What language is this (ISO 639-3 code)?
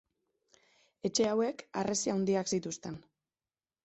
eus